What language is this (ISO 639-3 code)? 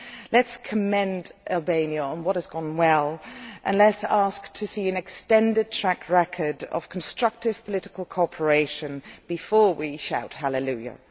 eng